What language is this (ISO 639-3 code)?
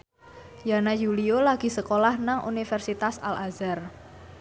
jav